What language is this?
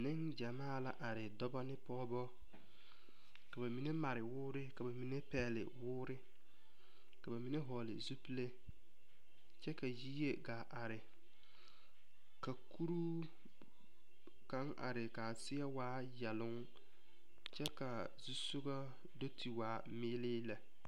Southern Dagaare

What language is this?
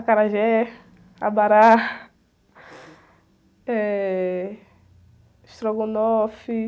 Portuguese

